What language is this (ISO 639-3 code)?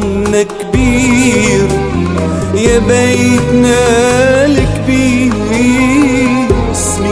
ara